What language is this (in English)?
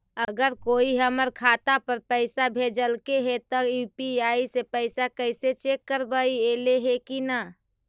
Magahi